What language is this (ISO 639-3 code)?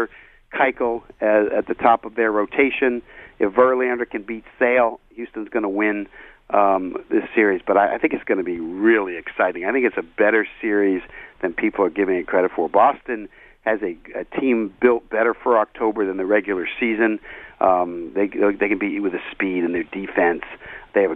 eng